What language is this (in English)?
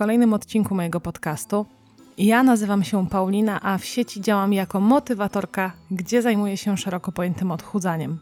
Polish